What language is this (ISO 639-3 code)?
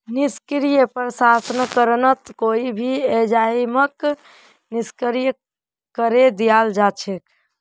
mag